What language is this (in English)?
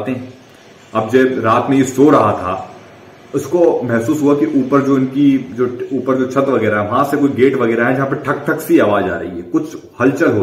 Hindi